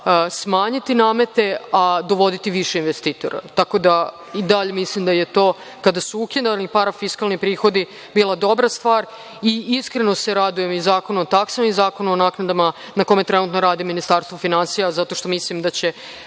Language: Serbian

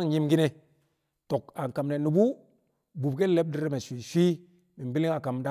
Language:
Kamo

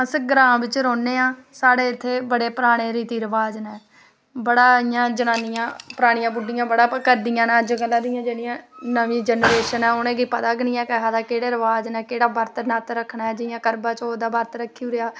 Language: Dogri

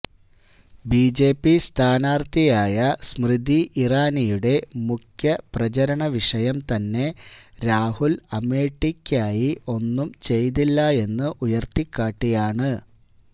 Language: Malayalam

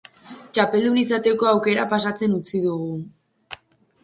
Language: Basque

